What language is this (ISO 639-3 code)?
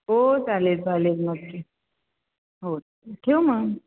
mar